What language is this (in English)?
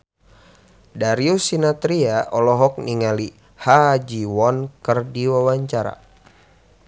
Sundanese